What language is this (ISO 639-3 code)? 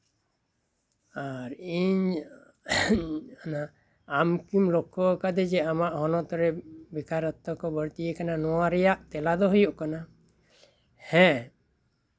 sat